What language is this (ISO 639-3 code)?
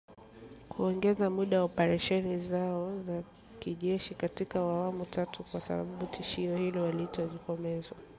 swa